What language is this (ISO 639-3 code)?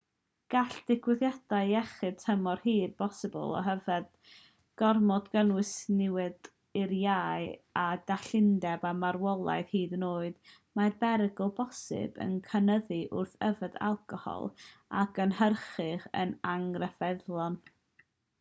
cym